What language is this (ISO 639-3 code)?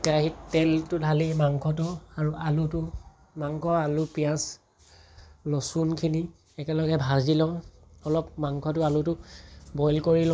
asm